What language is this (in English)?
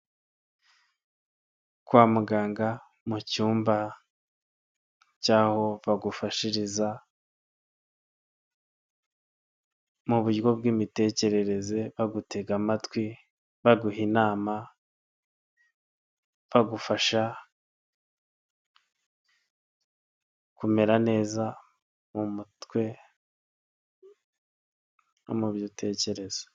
Kinyarwanda